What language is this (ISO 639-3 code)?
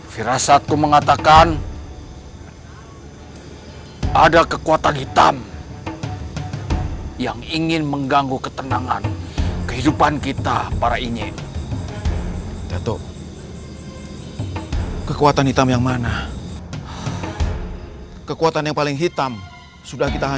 ind